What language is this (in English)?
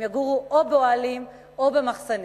Hebrew